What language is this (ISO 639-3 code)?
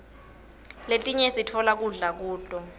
ssw